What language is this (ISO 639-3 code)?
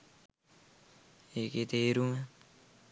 sin